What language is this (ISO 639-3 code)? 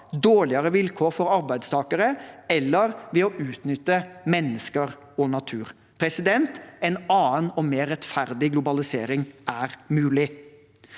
nor